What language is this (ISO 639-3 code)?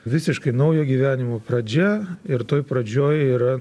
lit